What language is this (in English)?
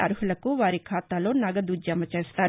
Telugu